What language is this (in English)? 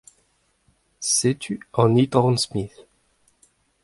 Breton